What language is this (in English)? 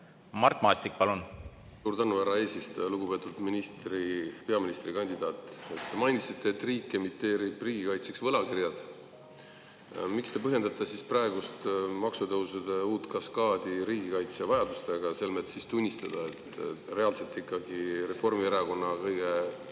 Estonian